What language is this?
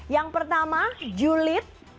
Indonesian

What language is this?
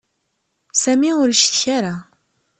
Kabyle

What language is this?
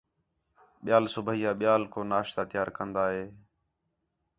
Khetrani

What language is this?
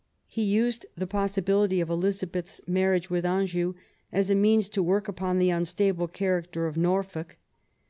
English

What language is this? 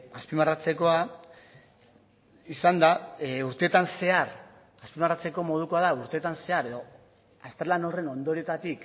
Basque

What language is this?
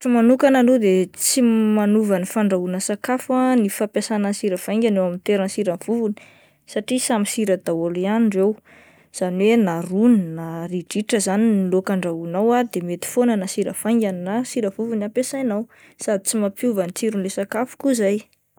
Malagasy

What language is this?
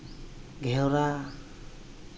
Santali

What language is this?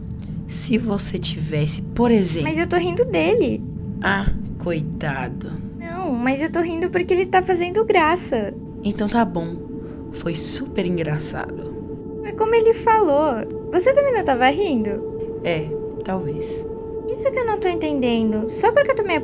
Portuguese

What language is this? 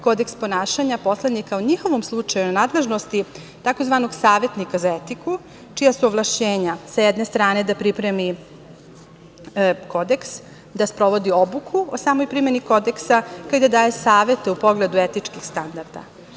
Serbian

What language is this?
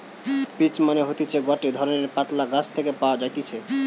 Bangla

